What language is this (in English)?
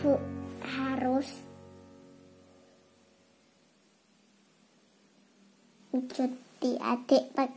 Indonesian